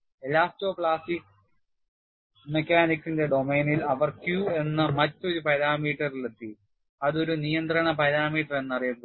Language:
Malayalam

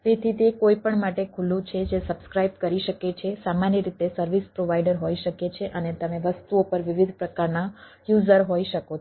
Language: Gujarati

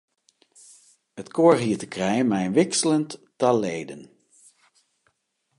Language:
Western Frisian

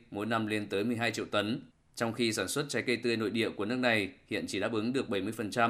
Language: Vietnamese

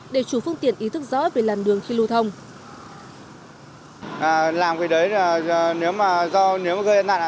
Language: Vietnamese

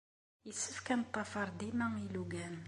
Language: Kabyle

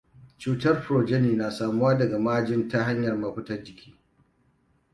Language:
Hausa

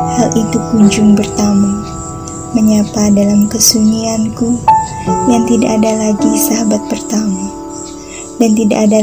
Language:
Indonesian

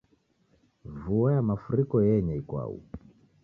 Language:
Taita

